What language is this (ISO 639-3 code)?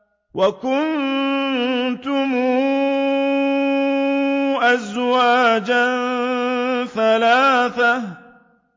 ara